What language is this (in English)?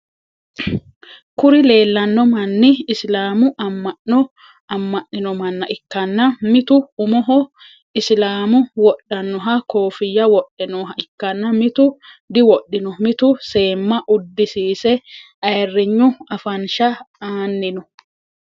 Sidamo